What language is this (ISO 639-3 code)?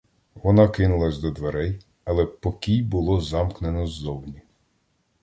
ukr